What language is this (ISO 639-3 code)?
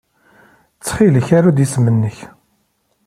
kab